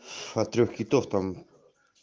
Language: Russian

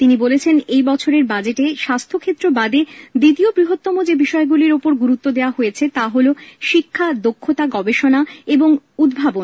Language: Bangla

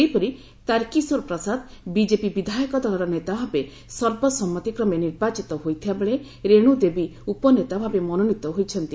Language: Odia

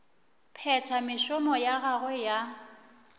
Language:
Northern Sotho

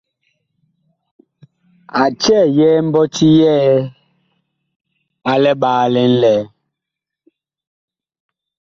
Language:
Bakoko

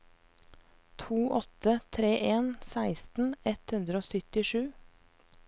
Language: Norwegian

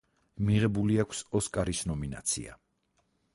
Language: Georgian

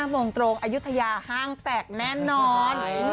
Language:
Thai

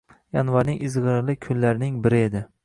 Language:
Uzbek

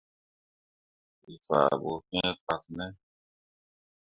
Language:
Mundang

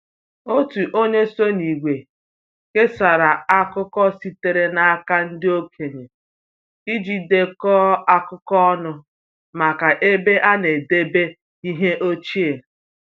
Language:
Igbo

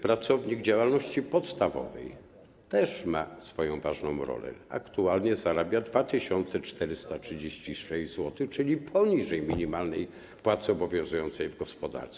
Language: Polish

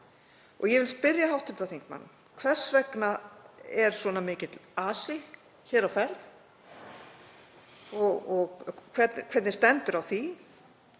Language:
Icelandic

